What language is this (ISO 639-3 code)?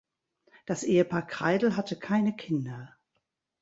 deu